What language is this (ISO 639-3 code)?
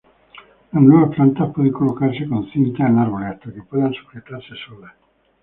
spa